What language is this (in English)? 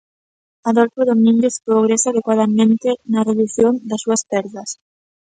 Galician